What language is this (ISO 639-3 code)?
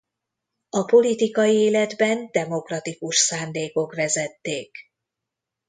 hun